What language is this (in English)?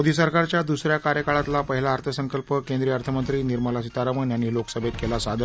Marathi